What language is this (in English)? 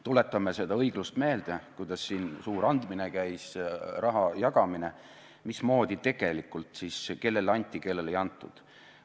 Estonian